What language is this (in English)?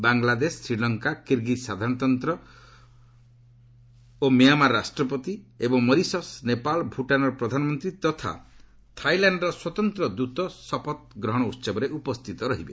Odia